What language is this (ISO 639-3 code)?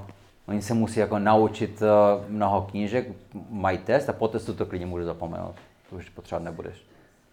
ces